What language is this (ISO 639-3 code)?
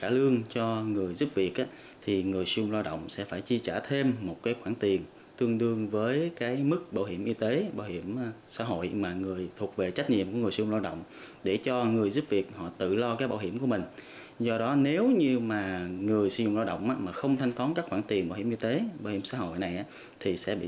vie